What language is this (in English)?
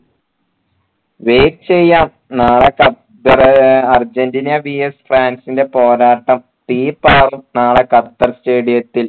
Malayalam